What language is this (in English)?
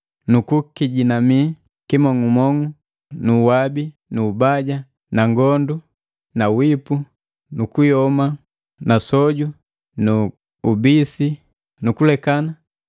Matengo